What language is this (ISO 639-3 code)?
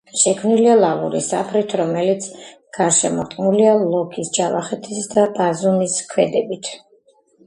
kat